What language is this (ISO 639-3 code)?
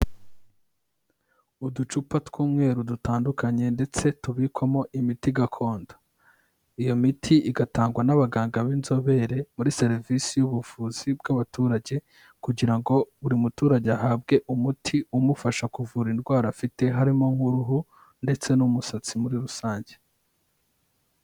kin